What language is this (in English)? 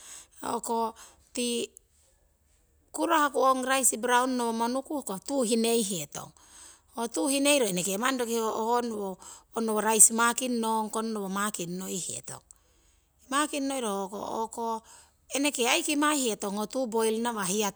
Siwai